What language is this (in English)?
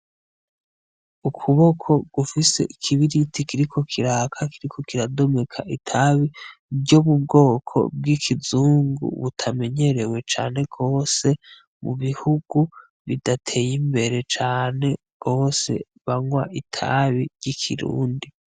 Rundi